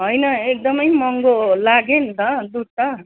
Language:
Nepali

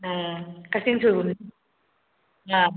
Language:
Manipuri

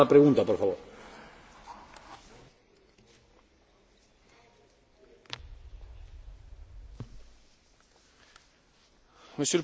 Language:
French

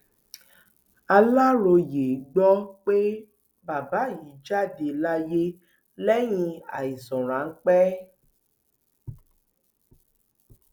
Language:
Yoruba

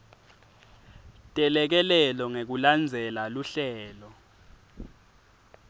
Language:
Swati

